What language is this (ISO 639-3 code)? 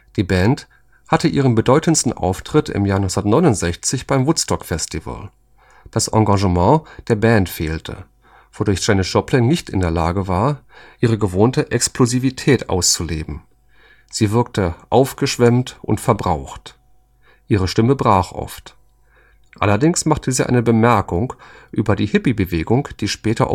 deu